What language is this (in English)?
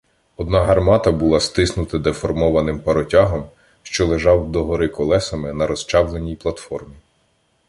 Ukrainian